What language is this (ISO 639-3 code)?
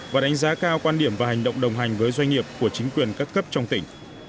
vie